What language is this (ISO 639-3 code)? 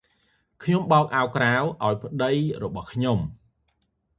khm